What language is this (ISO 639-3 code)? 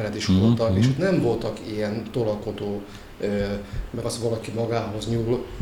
hun